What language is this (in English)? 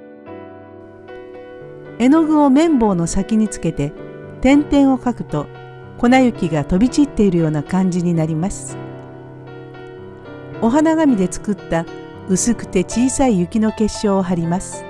Japanese